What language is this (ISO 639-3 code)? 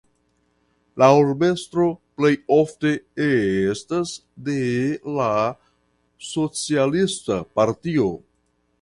epo